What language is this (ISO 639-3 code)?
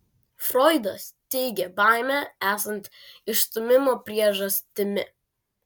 lit